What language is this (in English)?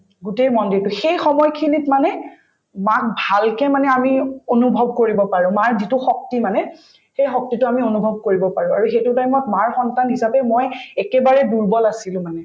Assamese